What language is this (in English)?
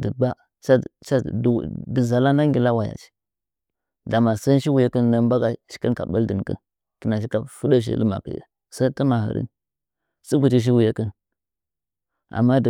Nzanyi